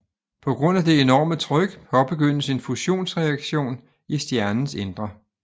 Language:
Danish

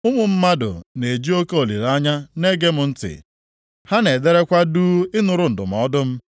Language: Igbo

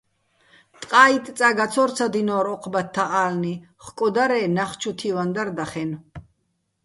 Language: Bats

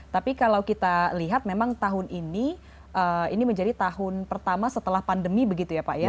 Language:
Indonesian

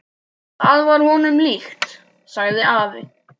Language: Icelandic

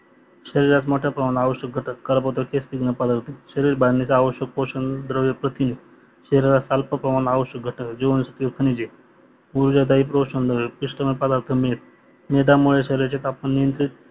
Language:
Marathi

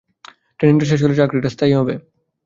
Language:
Bangla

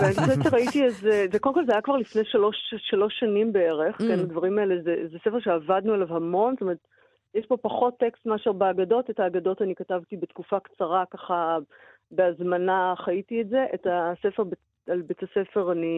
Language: Hebrew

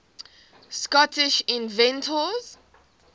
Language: English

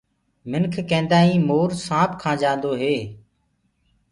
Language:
Gurgula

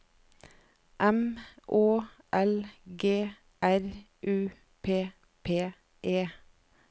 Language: Norwegian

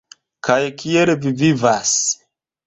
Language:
Esperanto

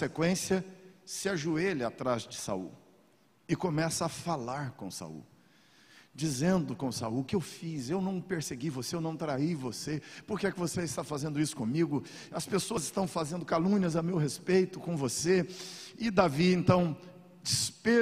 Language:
Portuguese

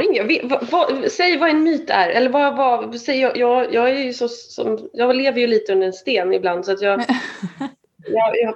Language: Swedish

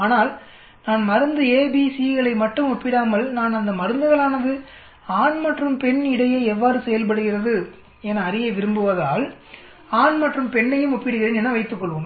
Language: Tamil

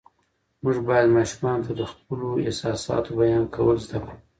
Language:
Pashto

